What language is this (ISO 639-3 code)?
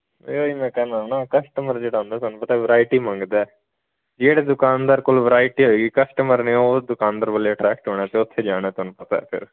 pan